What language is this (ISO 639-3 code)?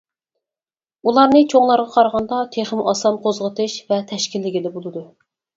uig